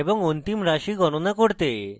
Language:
Bangla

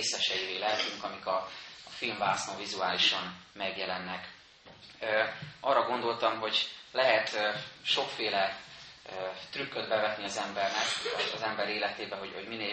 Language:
Hungarian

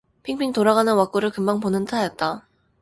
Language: Korean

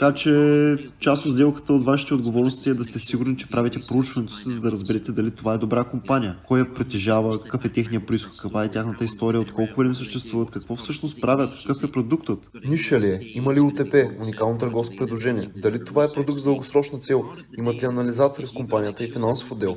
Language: Bulgarian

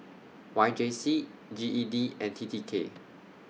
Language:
English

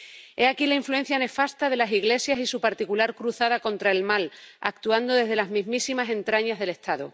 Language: Spanish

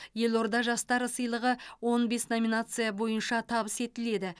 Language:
Kazakh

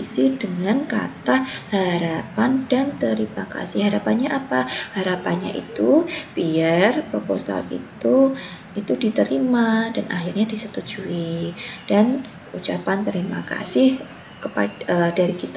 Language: Indonesian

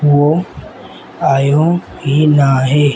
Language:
Sindhi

